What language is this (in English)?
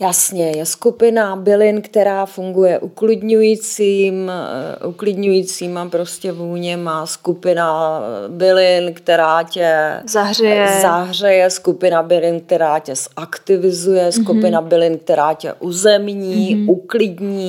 Czech